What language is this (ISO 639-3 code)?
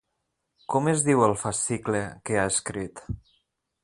cat